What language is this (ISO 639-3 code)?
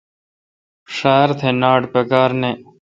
xka